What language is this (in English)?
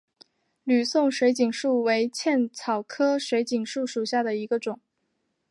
Chinese